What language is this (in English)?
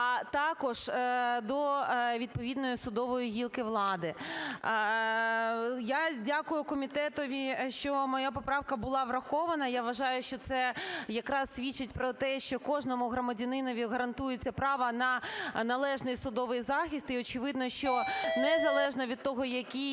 Ukrainian